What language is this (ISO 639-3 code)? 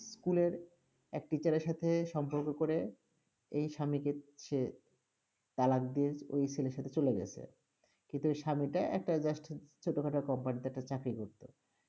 ben